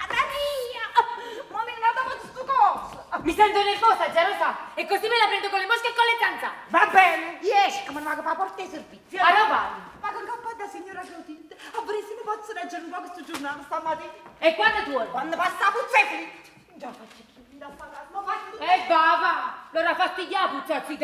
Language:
Italian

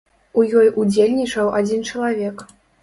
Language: Belarusian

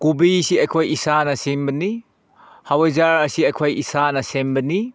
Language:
Manipuri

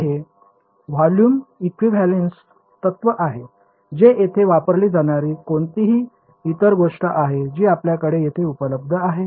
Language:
Marathi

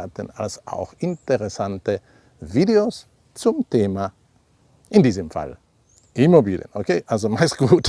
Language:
German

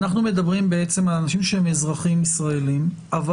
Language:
Hebrew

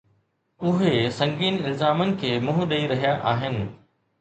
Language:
Sindhi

